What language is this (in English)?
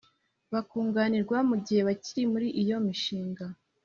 Kinyarwanda